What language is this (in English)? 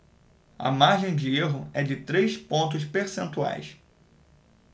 Portuguese